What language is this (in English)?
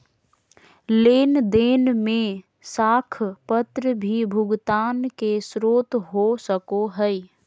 Magahi